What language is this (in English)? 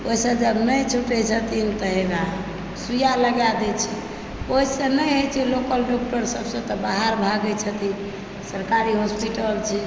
Maithili